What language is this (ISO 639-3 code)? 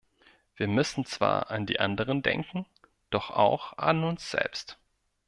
deu